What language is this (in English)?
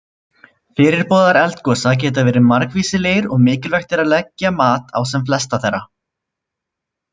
Icelandic